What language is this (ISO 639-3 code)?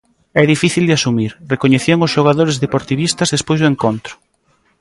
glg